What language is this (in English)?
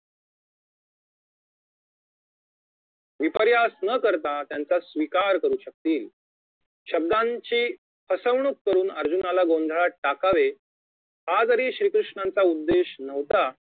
Marathi